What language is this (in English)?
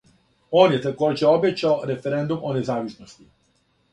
Serbian